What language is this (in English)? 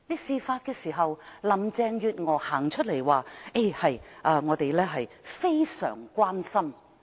Cantonese